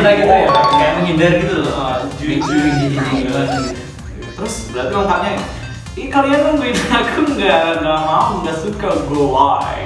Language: Indonesian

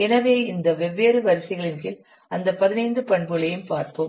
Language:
Tamil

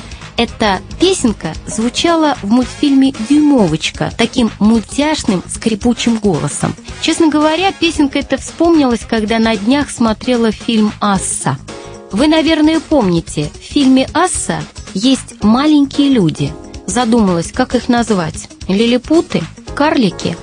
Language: Russian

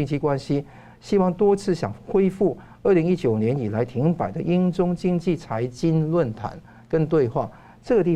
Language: Chinese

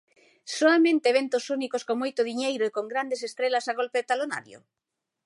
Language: Galician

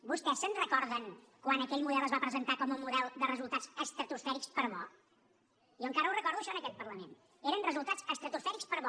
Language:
Catalan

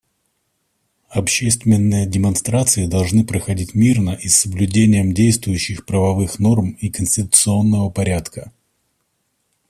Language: Russian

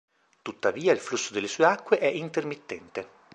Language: Italian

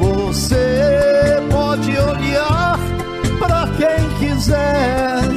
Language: Portuguese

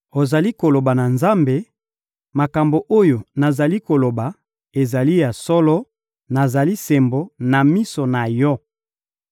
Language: Lingala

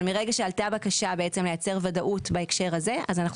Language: Hebrew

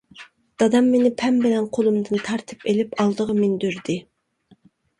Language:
Uyghur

